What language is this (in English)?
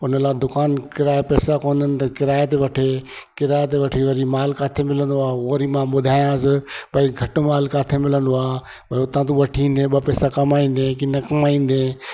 Sindhi